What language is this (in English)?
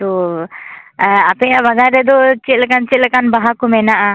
Santali